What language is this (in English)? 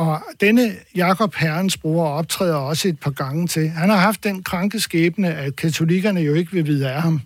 Danish